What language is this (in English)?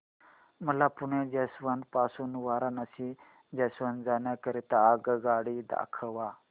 Marathi